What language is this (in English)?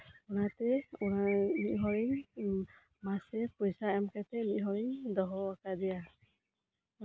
Santali